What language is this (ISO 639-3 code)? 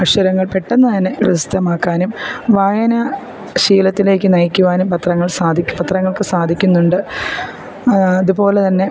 mal